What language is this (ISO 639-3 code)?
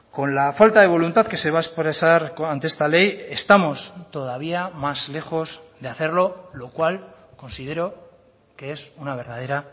spa